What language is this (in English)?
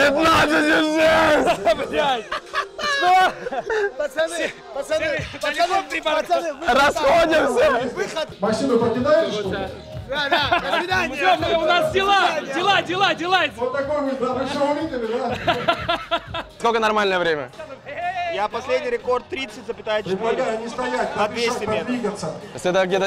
Russian